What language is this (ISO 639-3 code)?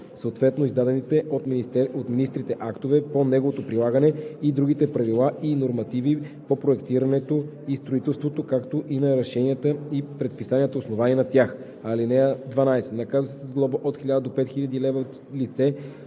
bul